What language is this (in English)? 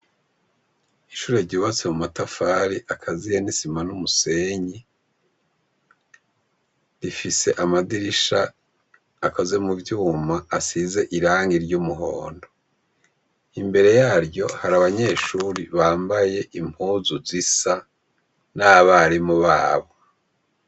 Rundi